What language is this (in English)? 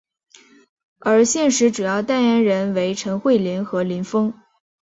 Chinese